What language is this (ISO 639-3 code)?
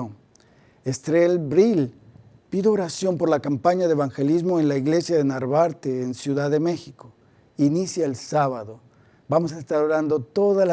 spa